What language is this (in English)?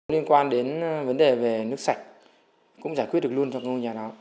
Vietnamese